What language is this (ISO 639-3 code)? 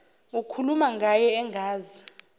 zul